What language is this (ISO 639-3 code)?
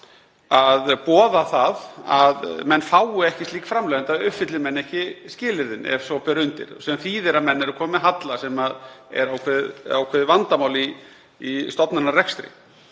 isl